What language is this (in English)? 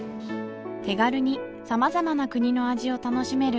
Japanese